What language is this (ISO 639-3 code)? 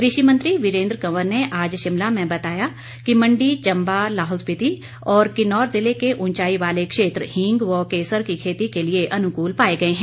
hin